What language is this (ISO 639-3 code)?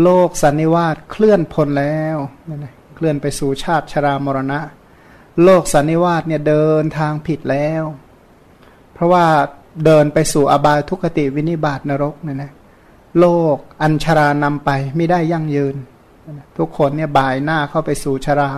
tha